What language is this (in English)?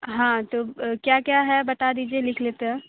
Hindi